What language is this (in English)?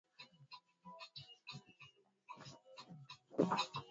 Swahili